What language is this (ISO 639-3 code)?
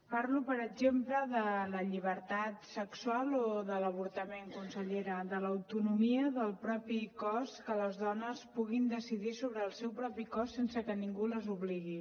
cat